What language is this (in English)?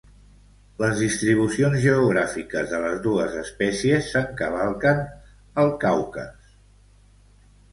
Catalan